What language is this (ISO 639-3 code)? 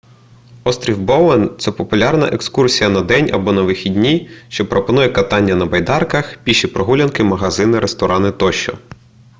ukr